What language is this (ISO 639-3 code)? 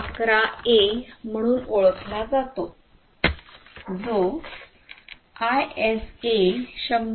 mar